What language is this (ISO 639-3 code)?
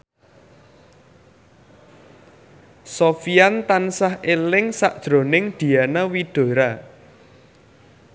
jav